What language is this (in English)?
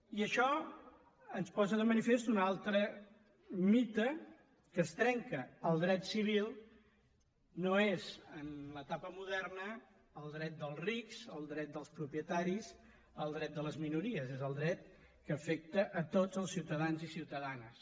Catalan